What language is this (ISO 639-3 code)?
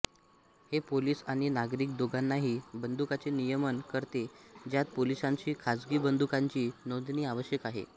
mar